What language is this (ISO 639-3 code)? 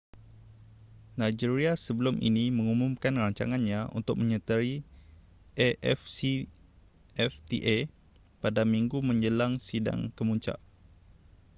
msa